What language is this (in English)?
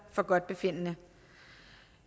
Danish